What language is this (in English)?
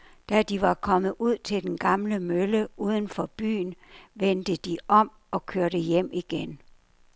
Danish